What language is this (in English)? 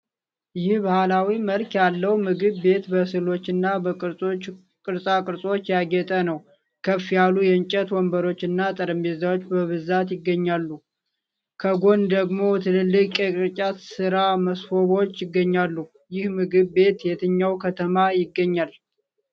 Amharic